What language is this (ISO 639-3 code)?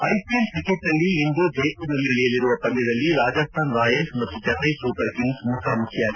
kan